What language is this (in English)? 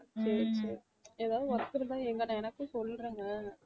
Tamil